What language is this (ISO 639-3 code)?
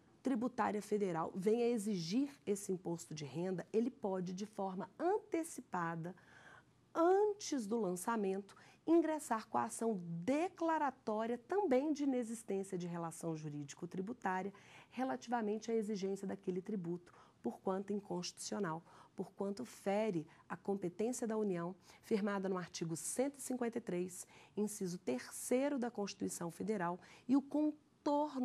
por